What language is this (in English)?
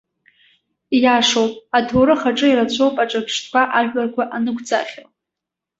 Abkhazian